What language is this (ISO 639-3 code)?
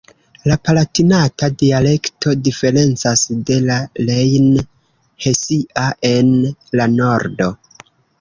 epo